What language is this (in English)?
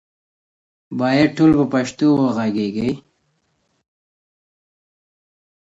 Pashto